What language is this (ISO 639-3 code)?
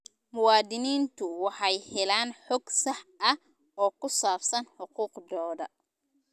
som